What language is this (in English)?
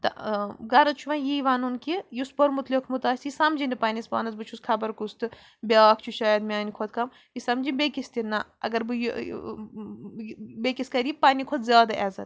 Kashmiri